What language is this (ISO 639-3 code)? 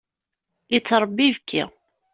kab